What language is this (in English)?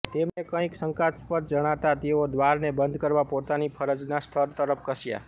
Gujarati